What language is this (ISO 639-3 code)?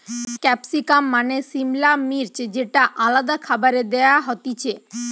ben